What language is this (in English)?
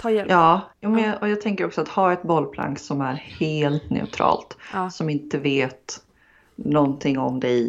Swedish